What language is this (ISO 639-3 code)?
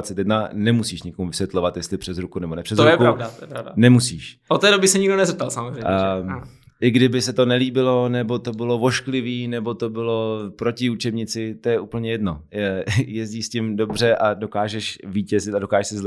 ces